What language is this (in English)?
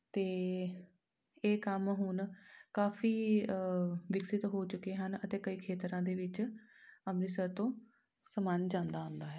Punjabi